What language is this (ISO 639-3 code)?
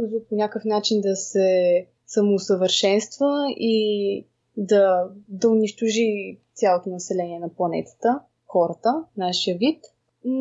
bul